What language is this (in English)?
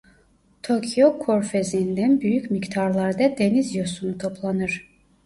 Turkish